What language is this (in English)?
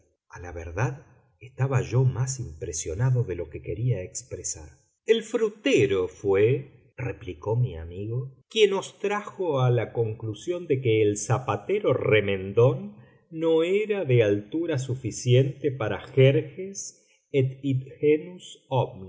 Spanish